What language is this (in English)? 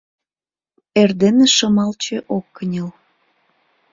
Mari